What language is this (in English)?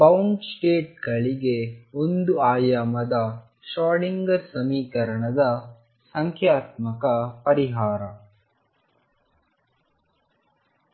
Kannada